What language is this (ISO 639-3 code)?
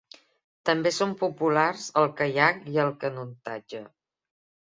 cat